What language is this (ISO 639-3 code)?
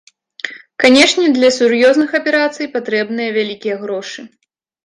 bel